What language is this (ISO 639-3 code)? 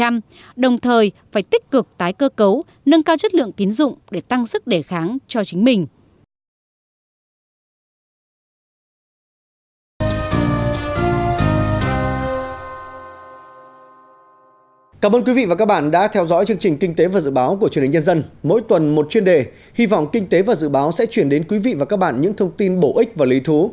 vie